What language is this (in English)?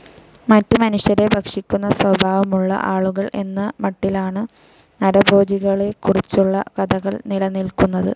Malayalam